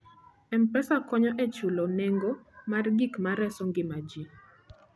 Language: Luo (Kenya and Tanzania)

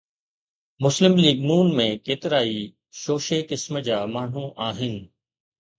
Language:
Sindhi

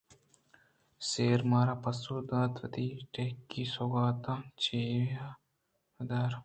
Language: Eastern Balochi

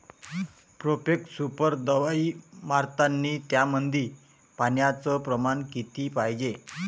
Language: Marathi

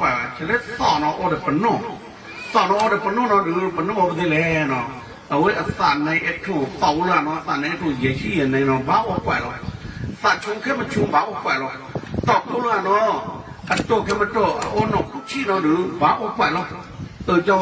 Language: Thai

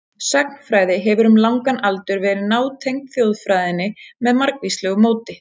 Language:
Icelandic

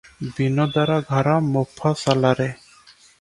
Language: Odia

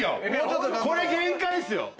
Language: Japanese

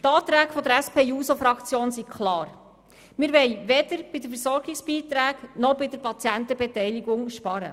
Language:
Swiss German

